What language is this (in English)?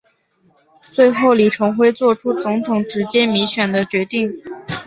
Chinese